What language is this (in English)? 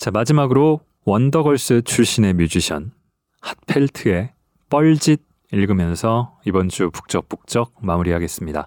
Korean